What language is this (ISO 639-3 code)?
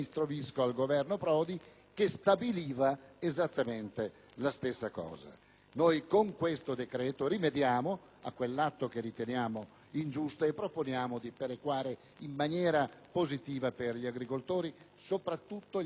ita